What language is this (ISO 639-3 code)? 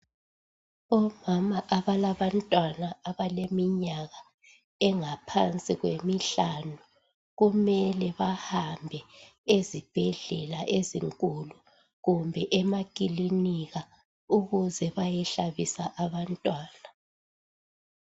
nde